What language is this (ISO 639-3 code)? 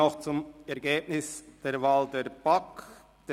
gsw